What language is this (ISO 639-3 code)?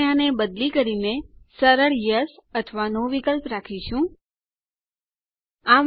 guj